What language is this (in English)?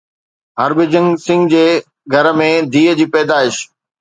Sindhi